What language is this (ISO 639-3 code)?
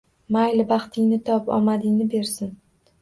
uzb